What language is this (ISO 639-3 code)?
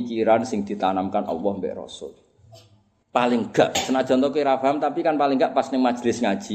ind